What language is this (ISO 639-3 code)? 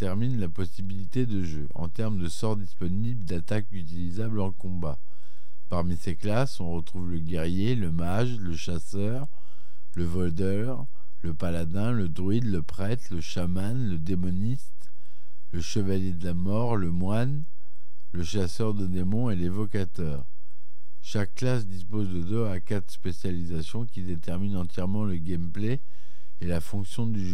fra